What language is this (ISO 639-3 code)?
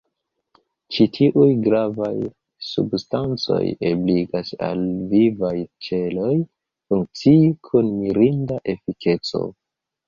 epo